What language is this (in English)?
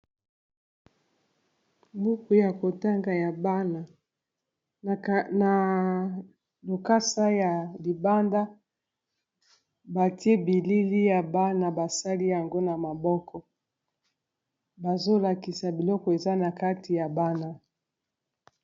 Lingala